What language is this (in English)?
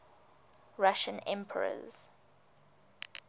English